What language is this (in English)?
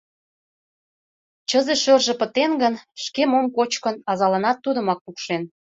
Mari